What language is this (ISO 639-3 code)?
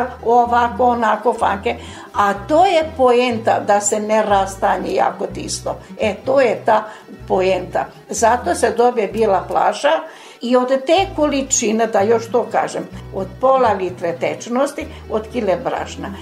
hrv